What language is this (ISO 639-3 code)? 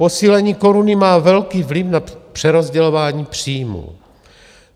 ces